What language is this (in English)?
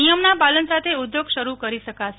Gujarati